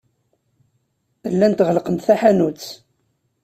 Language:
Kabyle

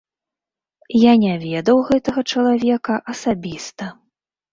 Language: Belarusian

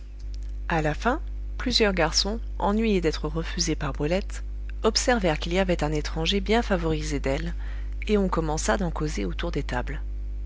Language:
French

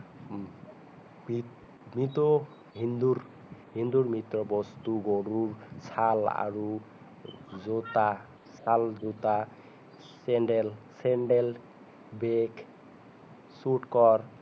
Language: Assamese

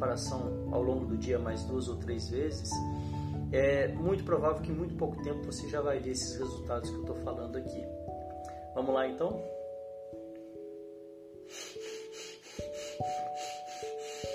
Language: Portuguese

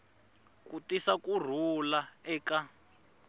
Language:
Tsonga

